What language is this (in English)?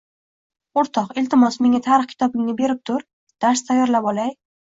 Uzbek